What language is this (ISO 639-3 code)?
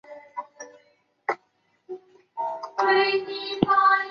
zho